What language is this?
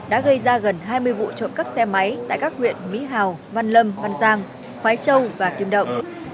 Vietnamese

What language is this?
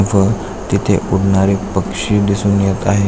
Marathi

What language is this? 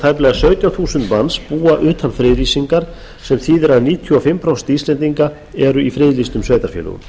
Icelandic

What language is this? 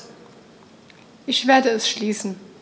German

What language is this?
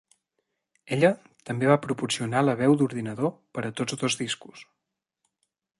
Catalan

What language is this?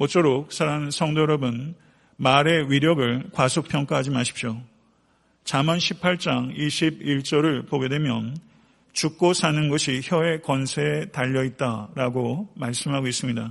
Korean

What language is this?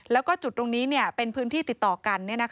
Thai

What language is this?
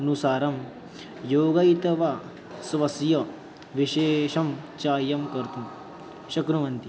Sanskrit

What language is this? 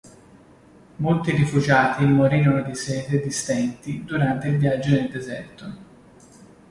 Italian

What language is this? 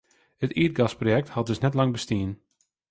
Western Frisian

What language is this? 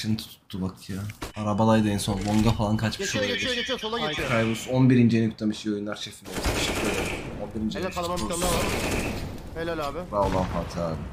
Turkish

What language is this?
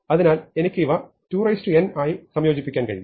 Malayalam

